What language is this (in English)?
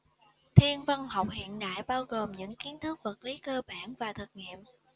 Vietnamese